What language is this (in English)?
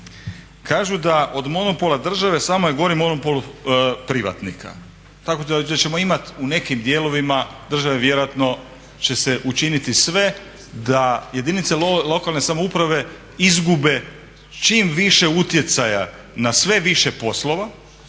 Croatian